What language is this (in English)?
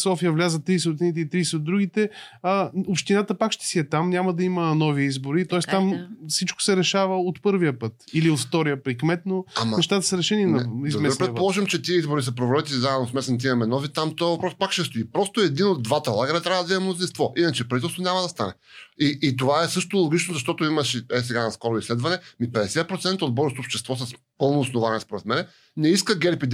Bulgarian